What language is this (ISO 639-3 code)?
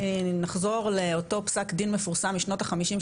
heb